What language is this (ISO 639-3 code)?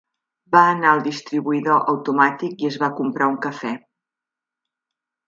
cat